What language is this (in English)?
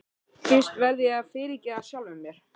Icelandic